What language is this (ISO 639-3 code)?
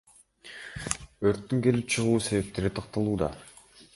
kir